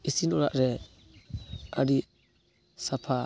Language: Santali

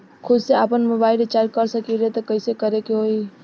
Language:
Bhojpuri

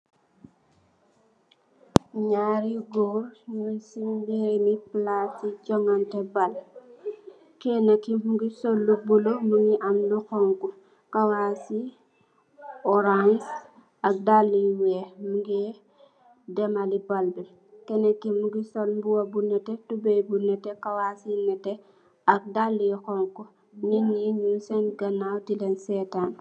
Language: Wolof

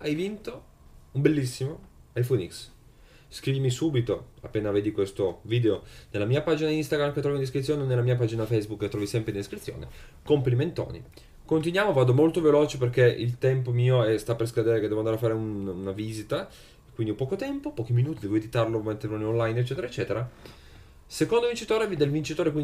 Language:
Italian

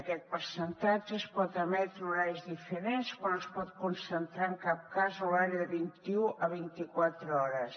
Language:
Catalan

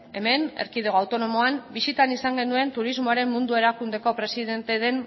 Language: Basque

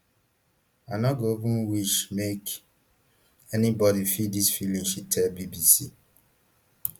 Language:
Nigerian Pidgin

